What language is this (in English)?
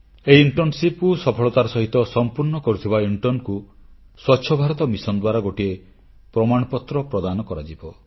Odia